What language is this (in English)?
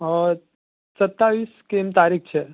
Gujarati